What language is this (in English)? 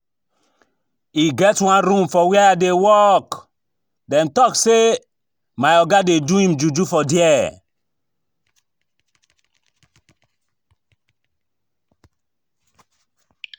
Nigerian Pidgin